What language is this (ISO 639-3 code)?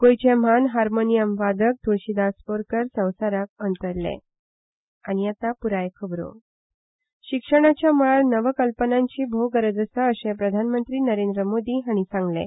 kok